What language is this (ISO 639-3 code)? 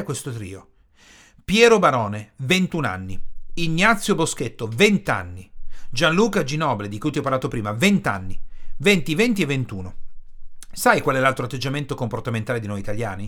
ita